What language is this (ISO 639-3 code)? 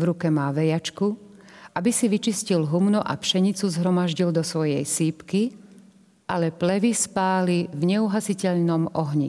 slk